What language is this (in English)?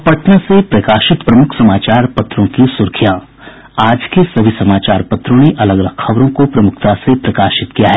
Hindi